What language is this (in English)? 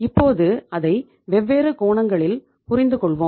Tamil